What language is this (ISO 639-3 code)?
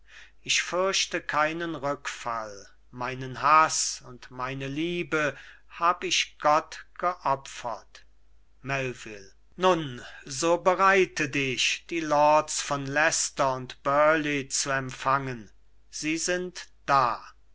deu